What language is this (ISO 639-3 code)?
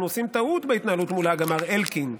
heb